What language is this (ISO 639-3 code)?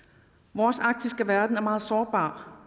dan